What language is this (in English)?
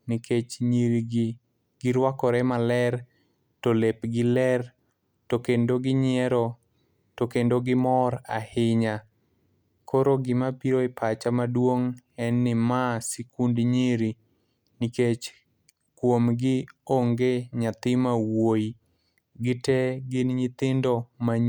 Luo (Kenya and Tanzania)